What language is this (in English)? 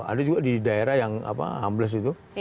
Indonesian